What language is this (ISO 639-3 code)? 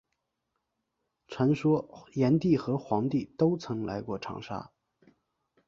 zho